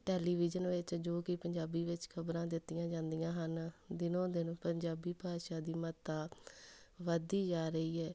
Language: Punjabi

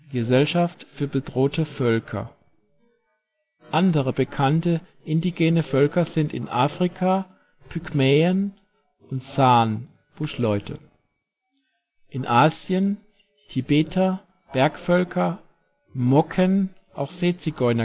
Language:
German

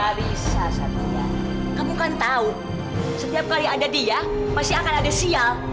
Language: Indonesian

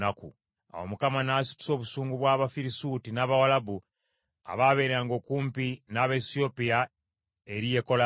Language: Ganda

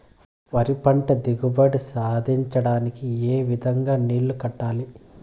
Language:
Telugu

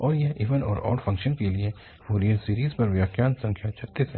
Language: Hindi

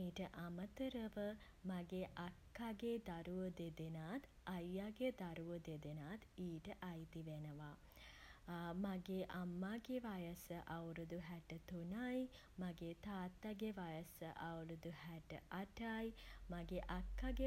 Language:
Sinhala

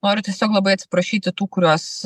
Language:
Lithuanian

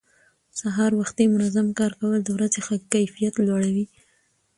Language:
Pashto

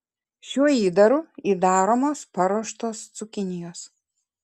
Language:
Lithuanian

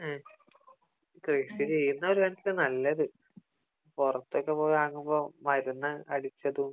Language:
Malayalam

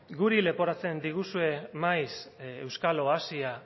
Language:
Basque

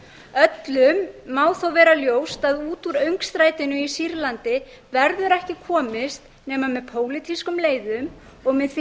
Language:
Icelandic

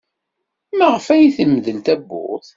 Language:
Kabyle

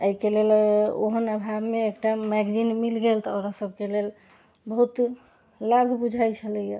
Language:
Maithili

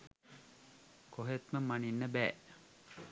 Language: Sinhala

